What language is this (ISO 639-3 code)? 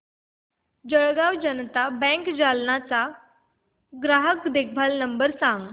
mar